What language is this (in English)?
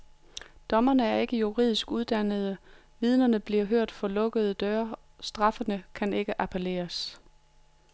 Danish